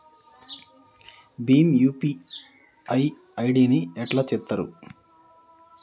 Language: Telugu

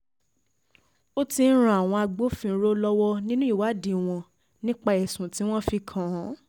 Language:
Yoruba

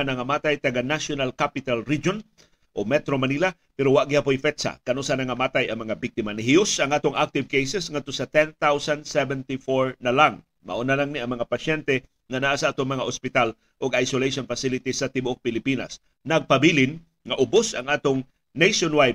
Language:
Filipino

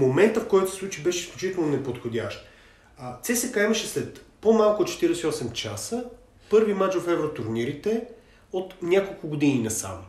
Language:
Bulgarian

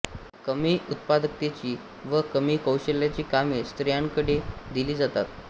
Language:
Marathi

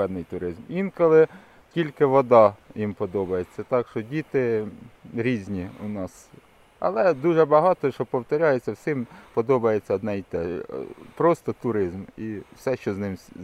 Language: Ukrainian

